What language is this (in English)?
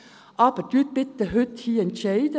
Swiss German